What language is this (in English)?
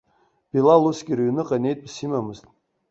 Abkhazian